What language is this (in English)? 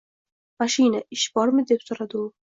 Uzbek